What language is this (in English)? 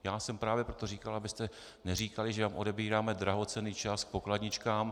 Czech